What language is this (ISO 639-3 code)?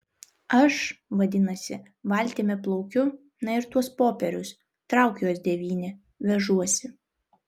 lit